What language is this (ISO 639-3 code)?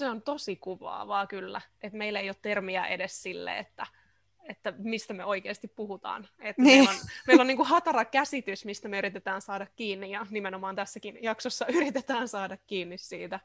fin